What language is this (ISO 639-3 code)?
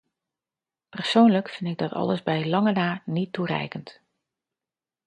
nld